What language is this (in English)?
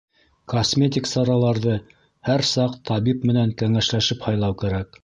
Bashkir